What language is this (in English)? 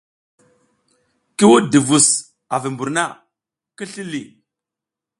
South Giziga